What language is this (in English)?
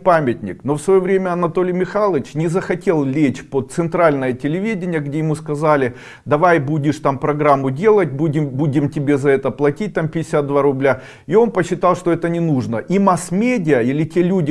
Russian